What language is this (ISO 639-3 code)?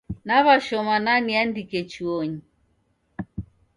dav